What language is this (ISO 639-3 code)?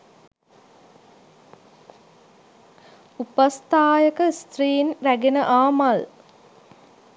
sin